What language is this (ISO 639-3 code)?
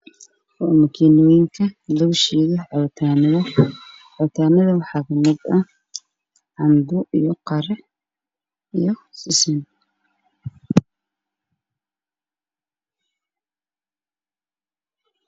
som